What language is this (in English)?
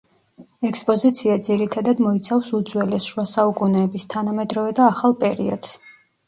Georgian